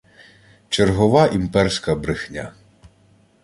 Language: Ukrainian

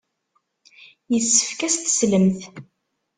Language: Kabyle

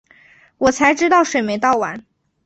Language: Chinese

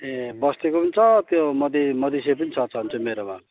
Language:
Nepali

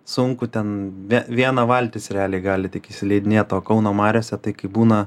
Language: Lithuanian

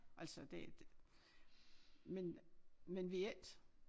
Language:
Danish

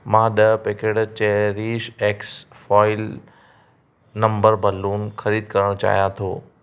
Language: Sindhi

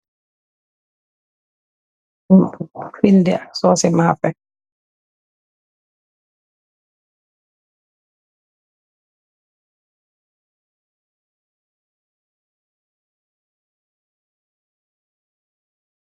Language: Wolof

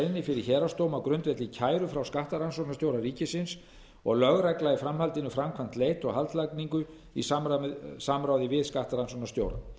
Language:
Icelandic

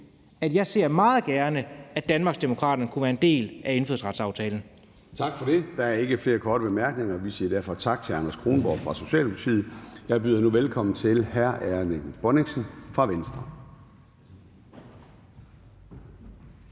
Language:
Danish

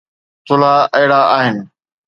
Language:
Sindhi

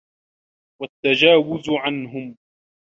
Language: Arabic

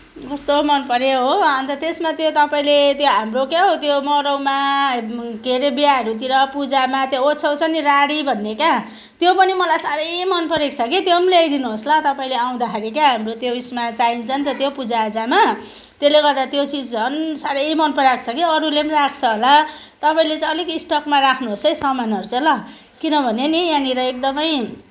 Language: Nepali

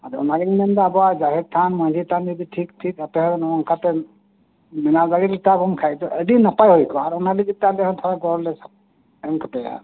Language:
Santali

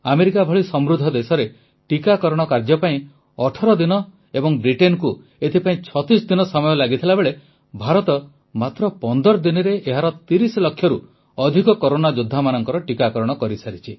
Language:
Odia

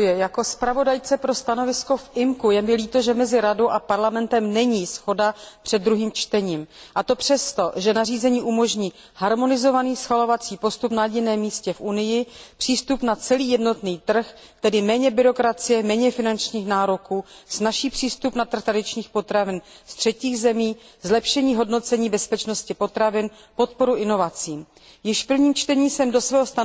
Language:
Czech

